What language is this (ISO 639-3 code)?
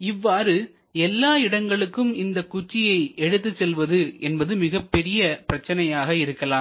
tam